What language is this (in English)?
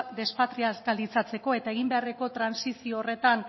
Basque